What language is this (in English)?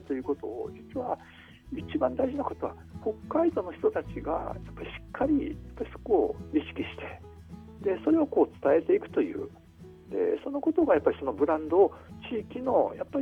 Japanese